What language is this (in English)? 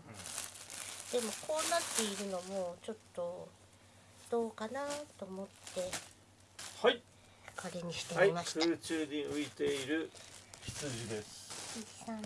Japanese